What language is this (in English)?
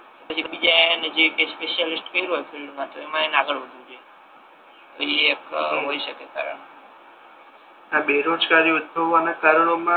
Gujarati